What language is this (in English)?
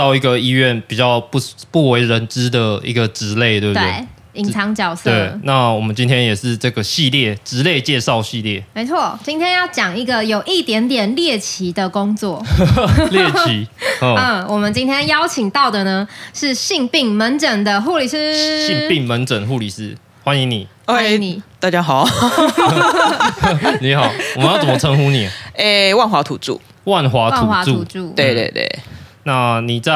Chinese